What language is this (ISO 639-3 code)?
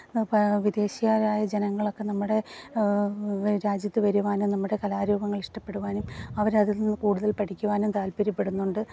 mal